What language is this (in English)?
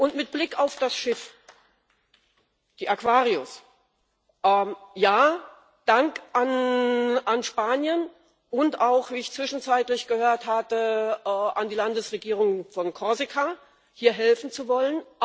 German